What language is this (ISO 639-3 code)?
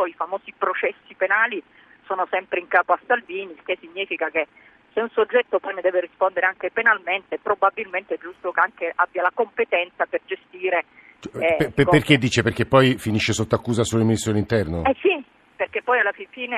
ita